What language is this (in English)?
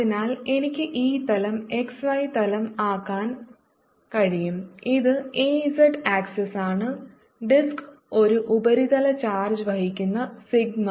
Malayalam